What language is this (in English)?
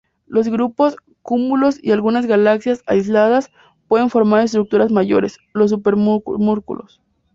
Spanish